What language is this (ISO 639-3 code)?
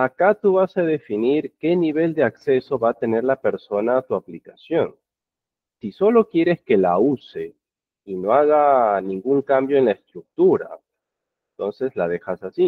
spa